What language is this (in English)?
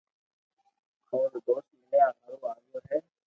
Loarki